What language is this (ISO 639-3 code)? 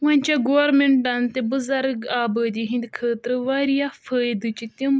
kas